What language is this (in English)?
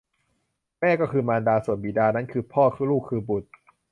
Thai